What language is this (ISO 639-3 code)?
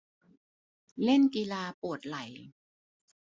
tha